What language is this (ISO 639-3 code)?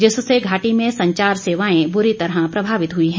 hin